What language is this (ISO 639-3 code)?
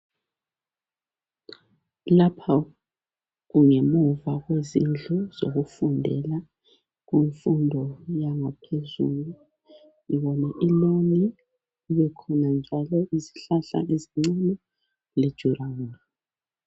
nde